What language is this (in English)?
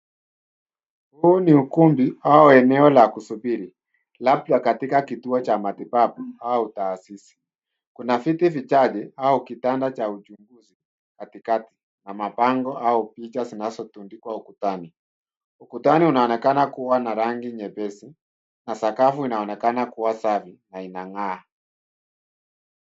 Swahili